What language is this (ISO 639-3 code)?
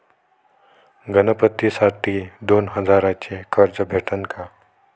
mar